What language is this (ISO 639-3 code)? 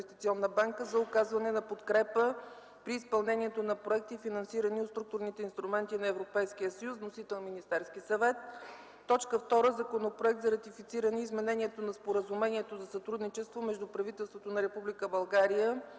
bul